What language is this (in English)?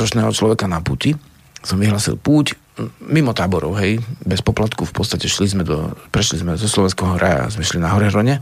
Slovak